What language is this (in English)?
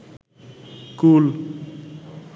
Bangla